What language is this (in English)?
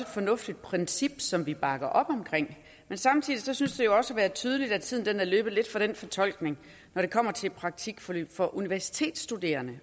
Danish